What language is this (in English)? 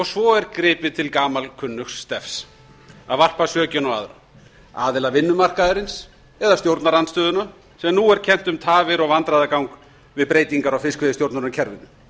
Icelandic